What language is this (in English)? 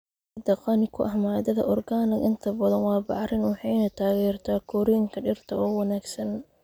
Somali